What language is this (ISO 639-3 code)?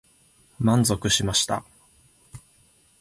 jpn